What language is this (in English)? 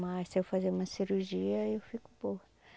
Portuguese